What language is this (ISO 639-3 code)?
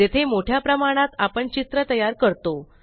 mar